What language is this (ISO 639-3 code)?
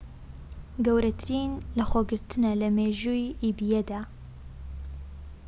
ckb